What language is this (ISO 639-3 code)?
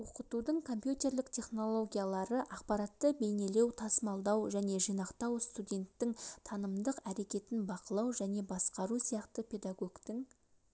kaz